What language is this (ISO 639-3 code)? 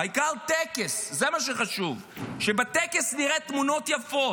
heb